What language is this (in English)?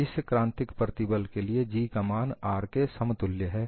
Hindi